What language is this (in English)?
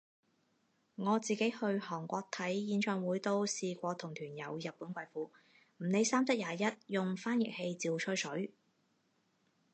Cantonese